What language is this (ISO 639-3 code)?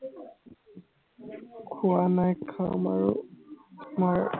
asm